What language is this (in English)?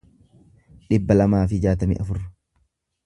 Oromo